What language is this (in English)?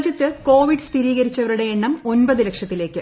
Malayalam